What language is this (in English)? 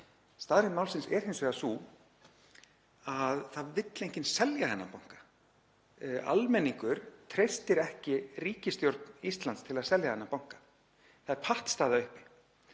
Icelandic